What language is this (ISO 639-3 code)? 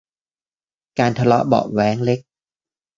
tha